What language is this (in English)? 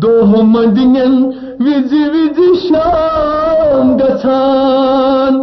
Urdu